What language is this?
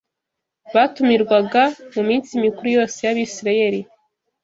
Kinyarwanda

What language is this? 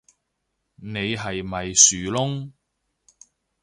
Cantonese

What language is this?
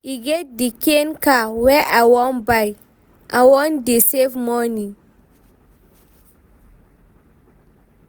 Nigerian Pidgin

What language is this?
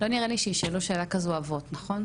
Hebrew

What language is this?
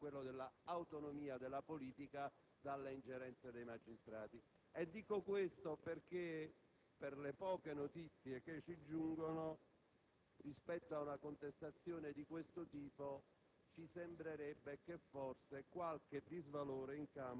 Italian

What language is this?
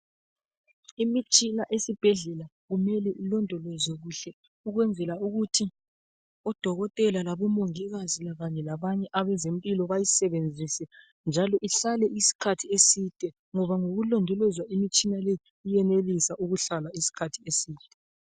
North Ndebele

